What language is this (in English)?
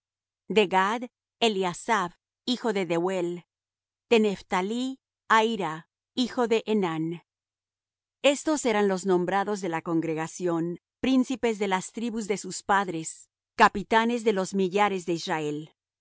Spanish